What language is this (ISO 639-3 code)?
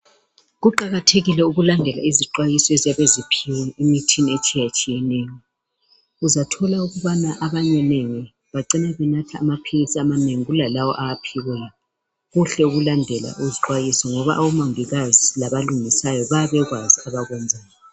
nde